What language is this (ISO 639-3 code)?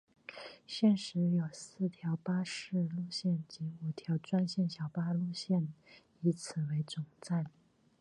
zho